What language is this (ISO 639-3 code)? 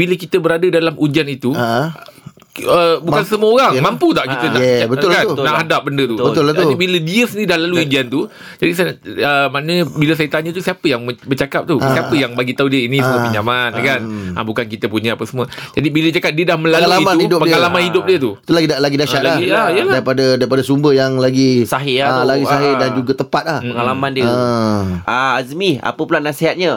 msa